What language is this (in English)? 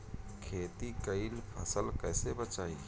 Bhojpuri